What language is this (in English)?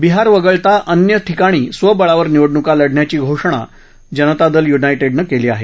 Marathi